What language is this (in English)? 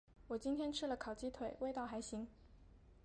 Chinese